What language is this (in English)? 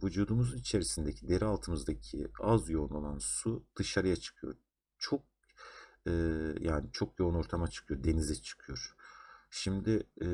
Turkish